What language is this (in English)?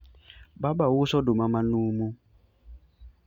Luo (Kenya and Tanzania)